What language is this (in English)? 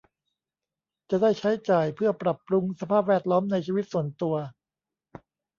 Thai